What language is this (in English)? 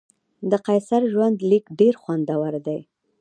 Pashto